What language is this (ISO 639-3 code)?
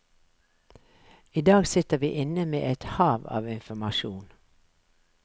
nor